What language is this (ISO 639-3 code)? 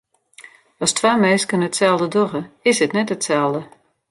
fry